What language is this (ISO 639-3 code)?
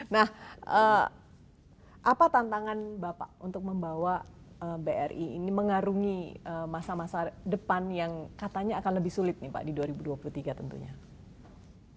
ind